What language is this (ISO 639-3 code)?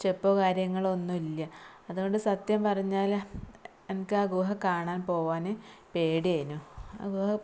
mal